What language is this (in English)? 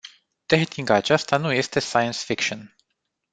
Romanian